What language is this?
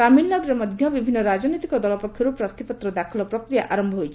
Odia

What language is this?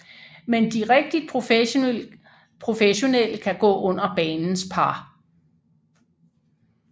Danish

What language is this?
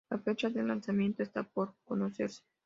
Spanish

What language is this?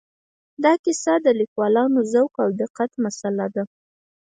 Pashto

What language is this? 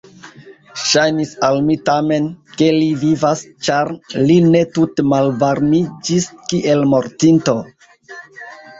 Esperanto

